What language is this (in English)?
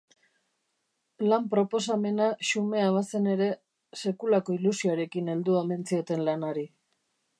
Basque